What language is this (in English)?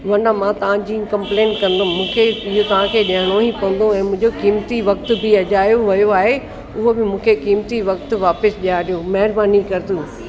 Sindhi